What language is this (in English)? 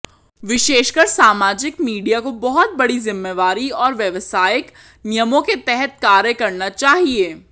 Hindi